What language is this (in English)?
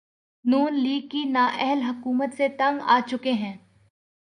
Urdu